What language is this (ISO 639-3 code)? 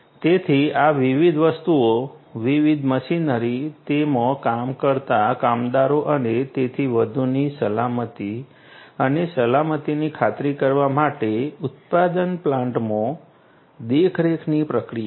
guj